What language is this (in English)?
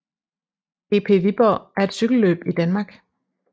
Danish